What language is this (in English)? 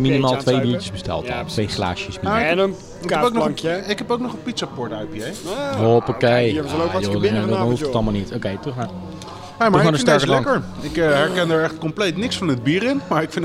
Dutch